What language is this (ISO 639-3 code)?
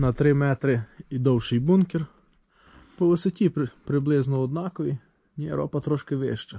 ukr